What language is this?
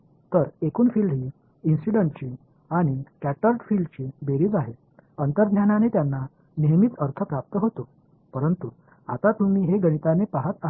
Marathi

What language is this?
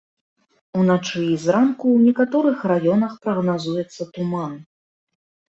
Belarusian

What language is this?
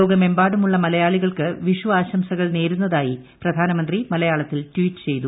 Malayalam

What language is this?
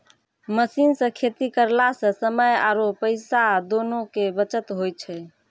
Maithili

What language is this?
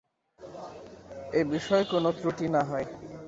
Bangla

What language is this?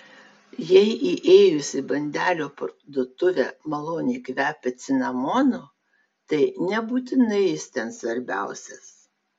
Lithuanian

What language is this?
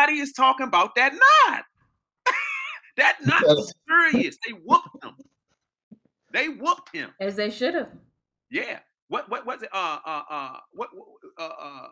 English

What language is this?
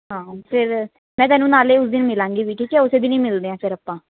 Punjabi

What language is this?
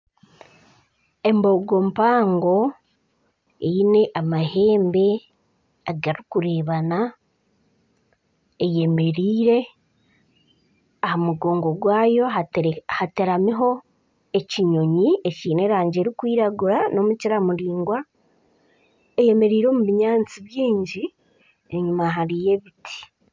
Nyankole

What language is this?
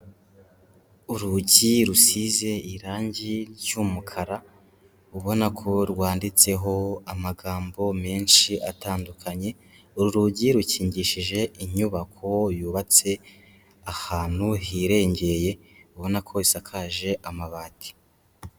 Kinyarwanda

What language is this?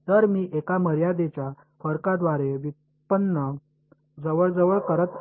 Marathi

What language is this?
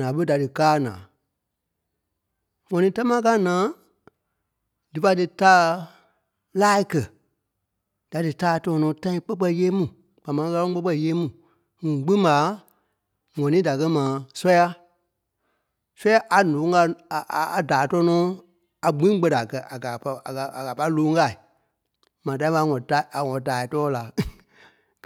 Kpelle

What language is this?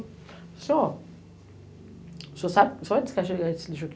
Portuguese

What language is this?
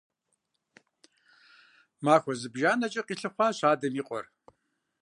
Kabardian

